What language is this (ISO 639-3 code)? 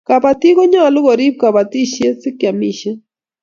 kln